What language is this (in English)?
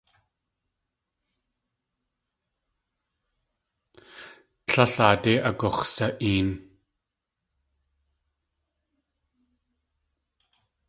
Tlingit